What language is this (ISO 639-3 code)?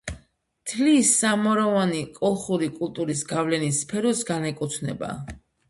kat